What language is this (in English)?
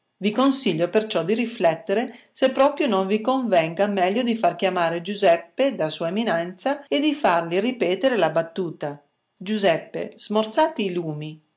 Italian